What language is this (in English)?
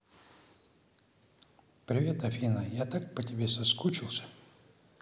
Russian